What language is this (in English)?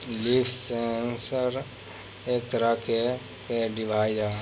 Bhojpuri